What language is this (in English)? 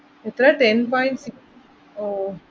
Malayalam